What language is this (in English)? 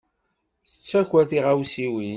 Kabyle